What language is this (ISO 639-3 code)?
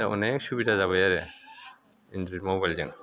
brx